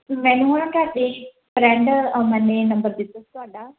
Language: Punjabi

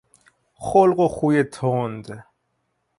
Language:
Persian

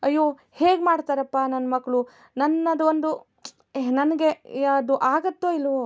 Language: Kannada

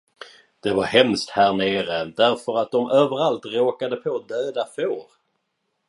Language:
Swedish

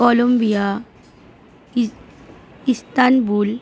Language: Bangla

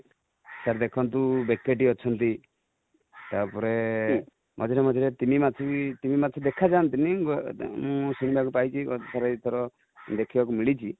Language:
Odia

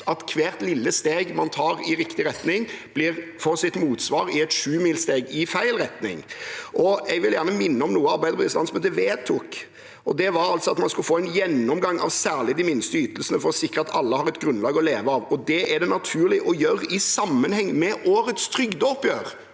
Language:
Norwegian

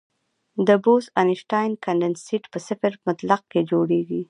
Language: Pashto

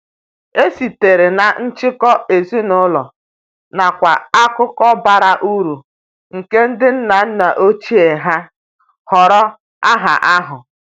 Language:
Igbo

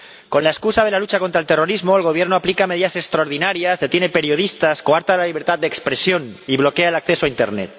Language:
Spanish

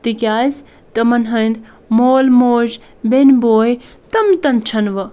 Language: Kashmiri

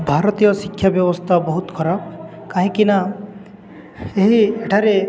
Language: Odia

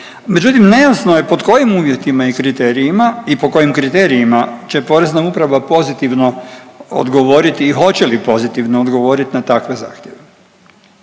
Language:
Croatian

